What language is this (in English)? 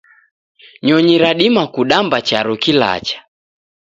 Taita